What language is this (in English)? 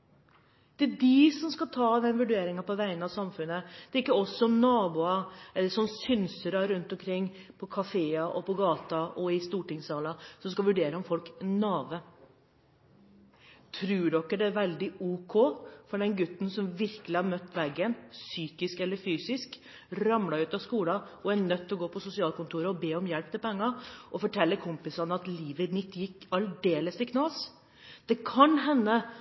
Norwegian Bokmål